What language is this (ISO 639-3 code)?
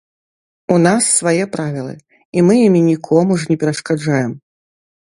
bel